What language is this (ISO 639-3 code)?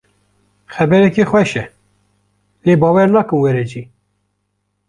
kur